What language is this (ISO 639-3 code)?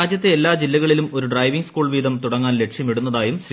mal